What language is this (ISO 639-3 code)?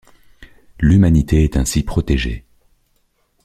fra